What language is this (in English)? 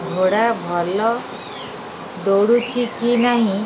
Odia